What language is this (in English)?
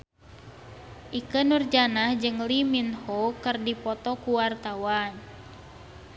Sundanese